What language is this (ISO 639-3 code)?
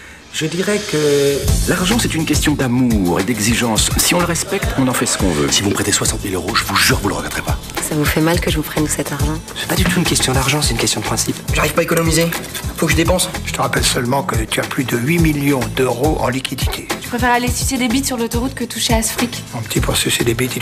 fra